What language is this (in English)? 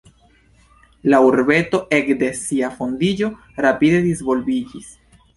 Esperanto